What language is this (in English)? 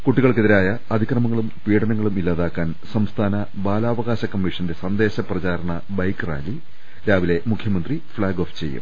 Malayalam